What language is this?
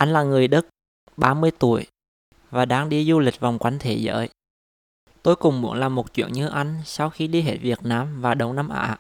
Vietnamese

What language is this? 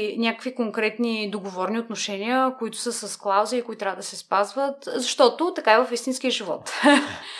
Bulgarian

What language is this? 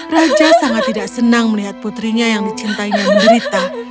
Indonesian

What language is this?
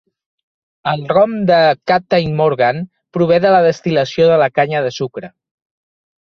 Catalan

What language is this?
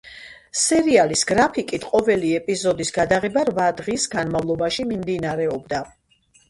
Georgian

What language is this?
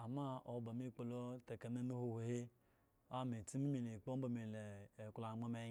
Eggon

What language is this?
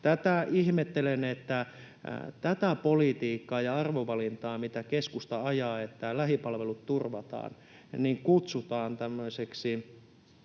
Finnish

